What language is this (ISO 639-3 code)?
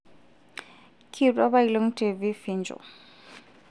mas